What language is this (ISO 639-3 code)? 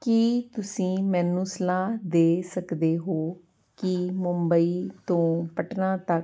pan